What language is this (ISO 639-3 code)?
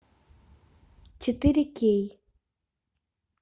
rus